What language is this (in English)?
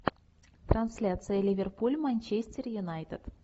Russian